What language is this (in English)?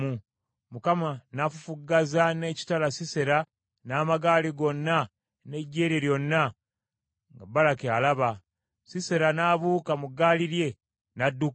Ganda